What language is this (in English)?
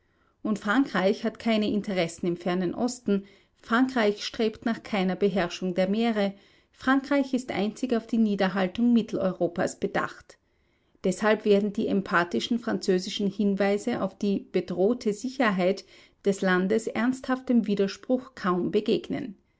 German